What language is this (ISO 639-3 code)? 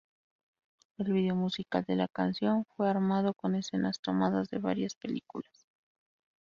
spa